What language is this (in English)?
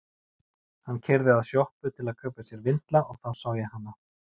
Icelandic